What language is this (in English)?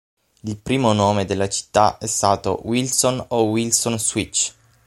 Italian